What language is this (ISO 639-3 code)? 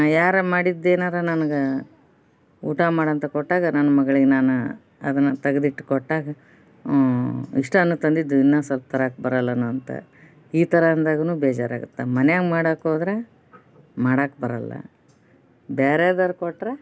kan